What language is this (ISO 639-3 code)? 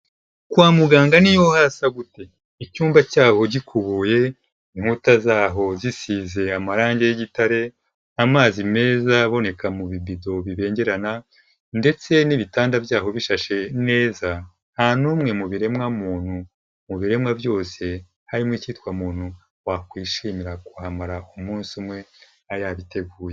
kin